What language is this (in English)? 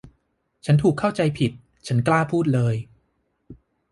Thai